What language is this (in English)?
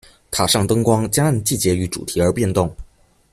Chinese